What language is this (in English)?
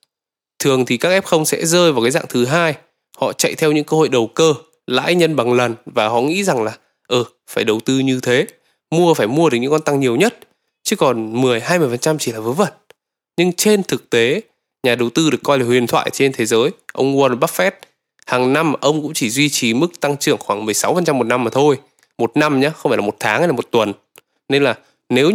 Vietnamese